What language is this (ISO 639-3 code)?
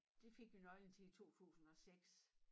dan